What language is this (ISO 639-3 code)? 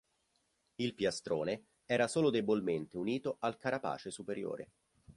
ita